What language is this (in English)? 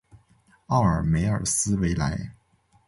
Chinese